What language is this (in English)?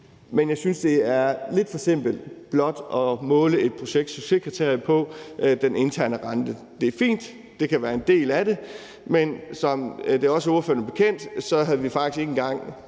Danish